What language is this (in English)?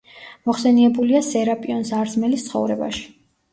Georgian